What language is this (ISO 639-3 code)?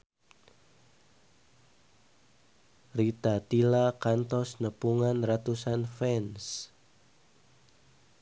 sun